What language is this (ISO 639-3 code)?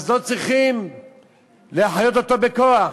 heb